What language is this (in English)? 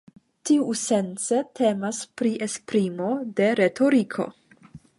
Esperanto